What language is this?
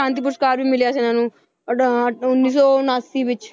Punjabi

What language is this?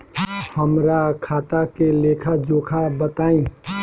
Bhojpuri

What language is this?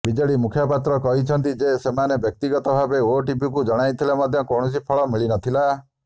Odia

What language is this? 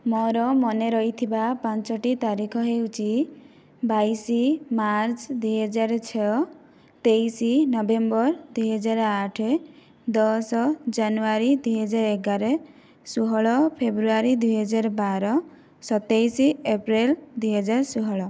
Odia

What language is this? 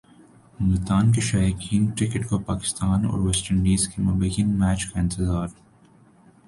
Urdu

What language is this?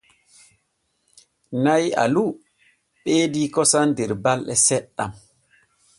Borgu Fulfulde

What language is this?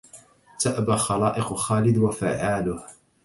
Arabic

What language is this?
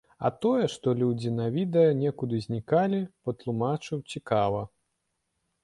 Belarusian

